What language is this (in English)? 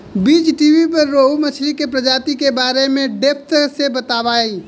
Bhojpuri